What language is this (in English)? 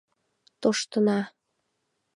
Mari